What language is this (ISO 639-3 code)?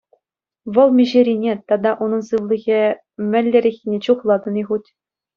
chv